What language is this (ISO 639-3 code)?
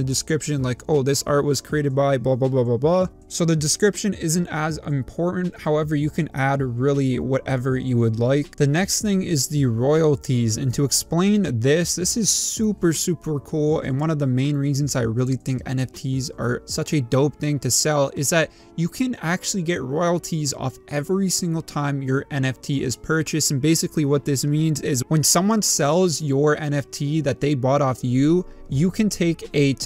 eng